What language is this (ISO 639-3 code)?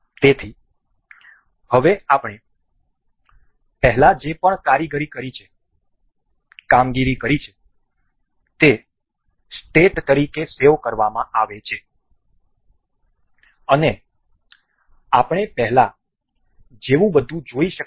guj